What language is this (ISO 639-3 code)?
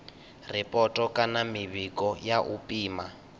ven